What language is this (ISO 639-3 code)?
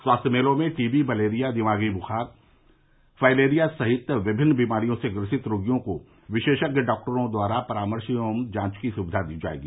hin